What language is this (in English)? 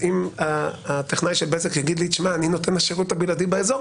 Hebrew